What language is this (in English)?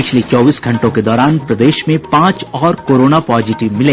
Hindi